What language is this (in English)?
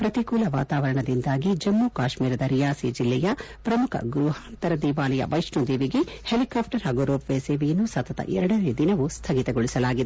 Kannada